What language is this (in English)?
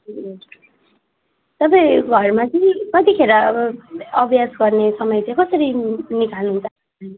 Nepali